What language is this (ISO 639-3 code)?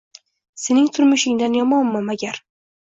uzb